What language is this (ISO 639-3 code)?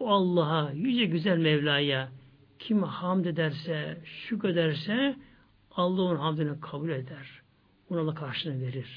tur